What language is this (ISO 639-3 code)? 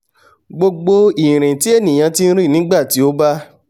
yor